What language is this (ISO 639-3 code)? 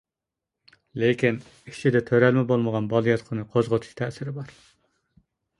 uig